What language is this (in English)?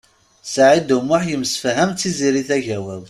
Kabyle